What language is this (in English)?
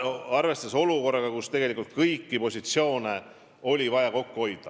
Estonian